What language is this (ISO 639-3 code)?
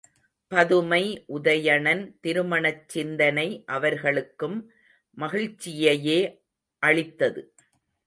tam